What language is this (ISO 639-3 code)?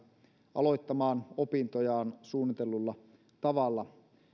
fin